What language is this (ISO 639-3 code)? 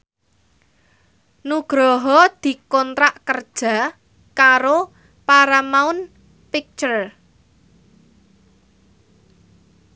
jav